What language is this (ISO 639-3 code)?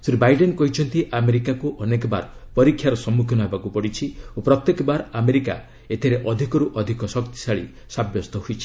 ori